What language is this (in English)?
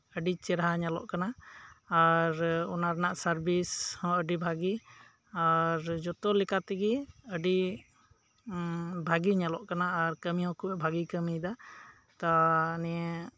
Santali